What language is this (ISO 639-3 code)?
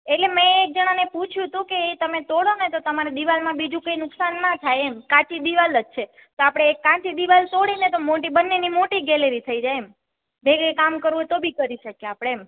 guj